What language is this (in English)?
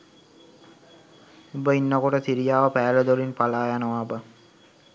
Sinhala